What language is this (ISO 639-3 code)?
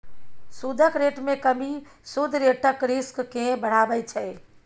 mai